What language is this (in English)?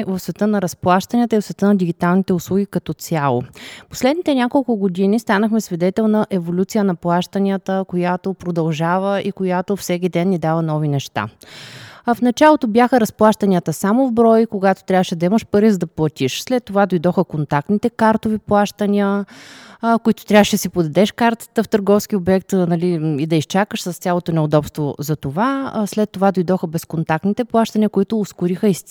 Bulgarian